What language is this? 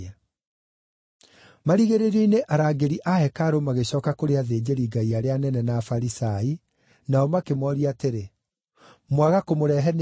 Kikuyu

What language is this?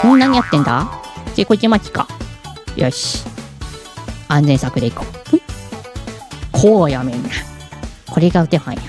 Japanese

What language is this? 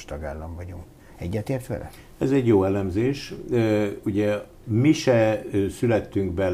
Hungarian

